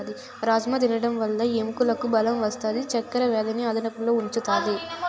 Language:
Telugu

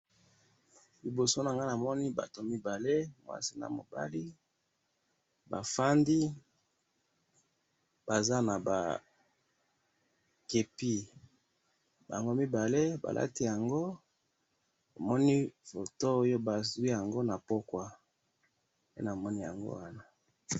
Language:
Lingala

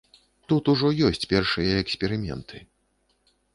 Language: Belarusian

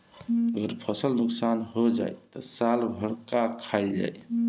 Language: Bhojpuri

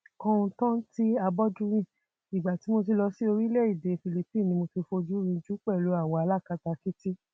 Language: Yoruba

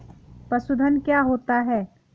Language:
Hindi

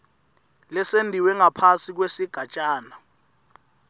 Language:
Swati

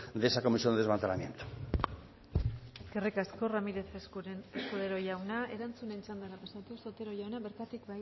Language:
Basque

